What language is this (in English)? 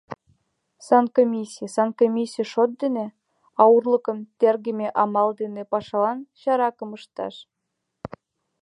Mari